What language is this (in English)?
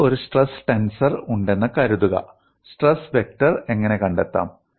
Malayalam